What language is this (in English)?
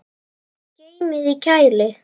Icelandic